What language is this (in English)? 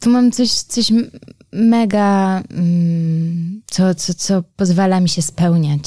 Polish